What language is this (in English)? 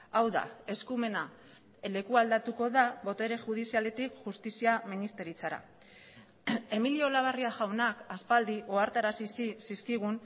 Basque